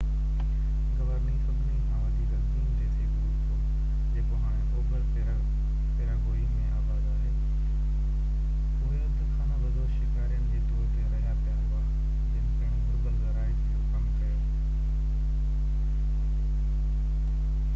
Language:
Sindhi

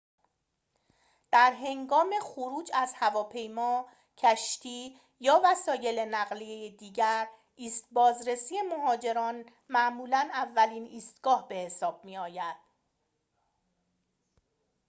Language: Persian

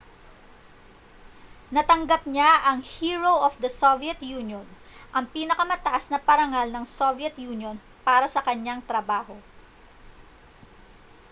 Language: Filipino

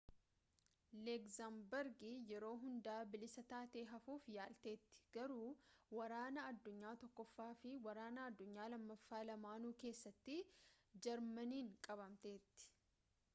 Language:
Oromo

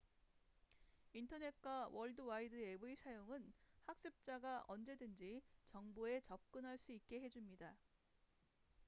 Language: Korean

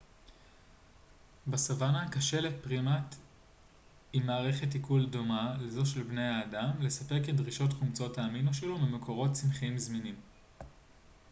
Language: Hebrew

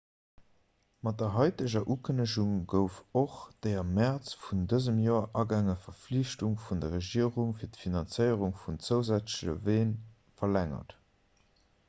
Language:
Luxembourgish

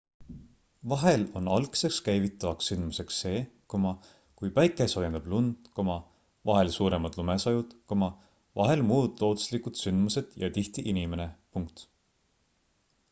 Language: Estonian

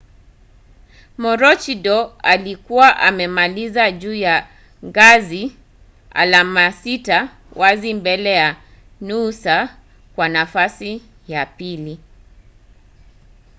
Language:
Swahili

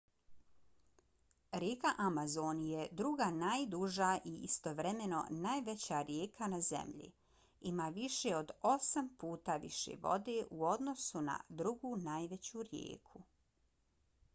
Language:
Bosnian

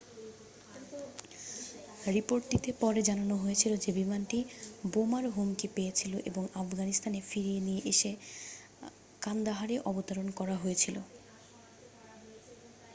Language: Bangla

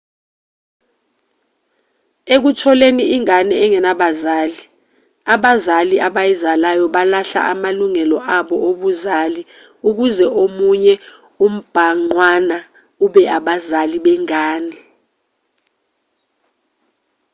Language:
Zulu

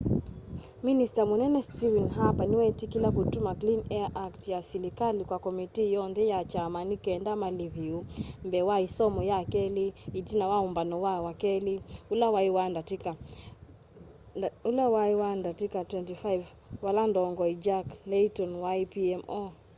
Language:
Kamba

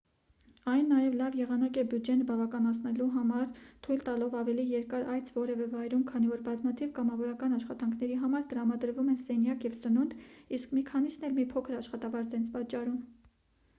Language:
Armenian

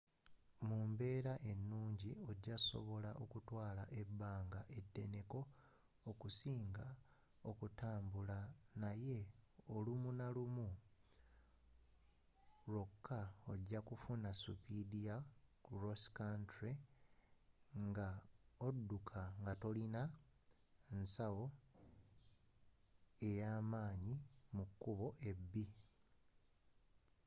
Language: Ganda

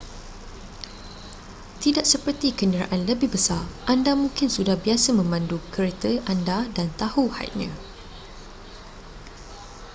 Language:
Malay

